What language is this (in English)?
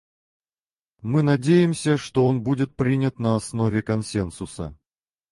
Russian